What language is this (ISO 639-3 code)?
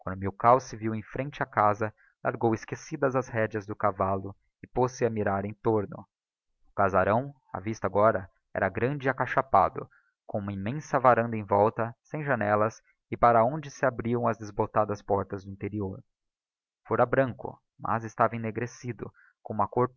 por